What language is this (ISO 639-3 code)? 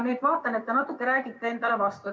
est